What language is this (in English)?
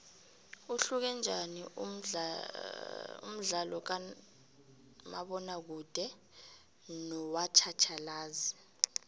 South Ndebele